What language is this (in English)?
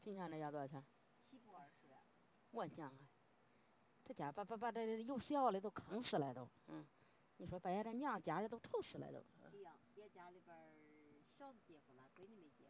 Chinese